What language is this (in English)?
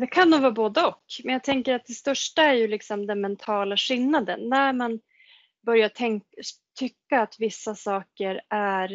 Swedish